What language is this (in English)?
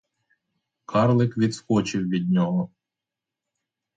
Ukrainian